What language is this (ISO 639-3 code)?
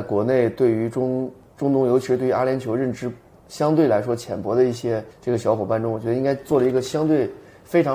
zho